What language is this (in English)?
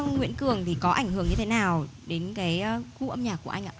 Vietnamese